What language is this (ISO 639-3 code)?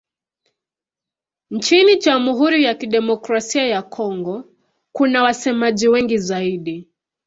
swa